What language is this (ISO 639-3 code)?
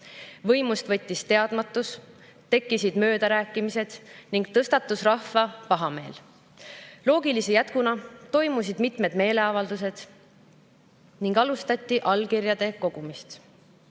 est